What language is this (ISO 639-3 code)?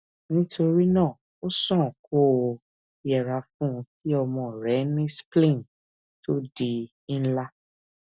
yor